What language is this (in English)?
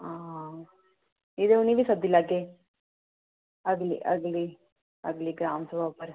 Dogri